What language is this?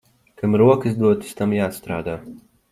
Latvian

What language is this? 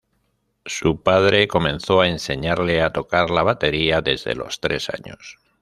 Spanish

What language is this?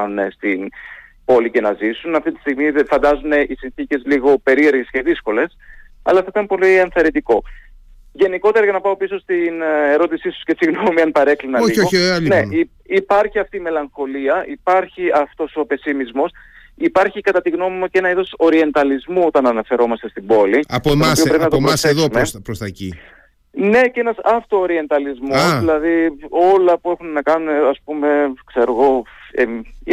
Greek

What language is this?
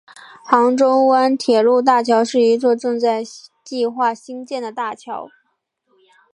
Chinese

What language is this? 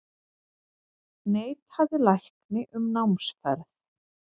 Icelandic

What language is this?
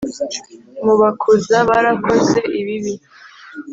Kinyarwanda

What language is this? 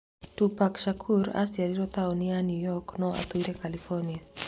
Kikuyu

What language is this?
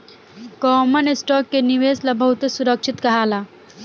Bhojpuri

